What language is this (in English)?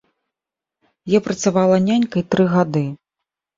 Belarusian